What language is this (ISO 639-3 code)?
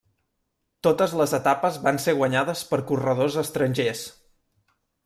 cat